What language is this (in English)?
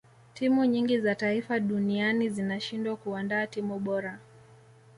Swahili